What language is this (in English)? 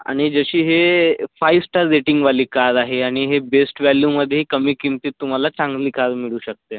Marathi